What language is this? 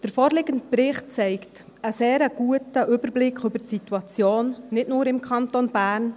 Swiss German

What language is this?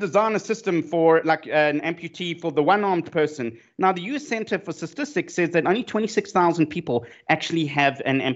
English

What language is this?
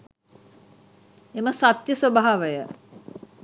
Sinhala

